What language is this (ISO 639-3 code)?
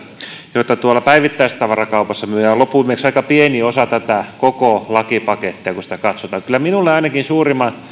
fin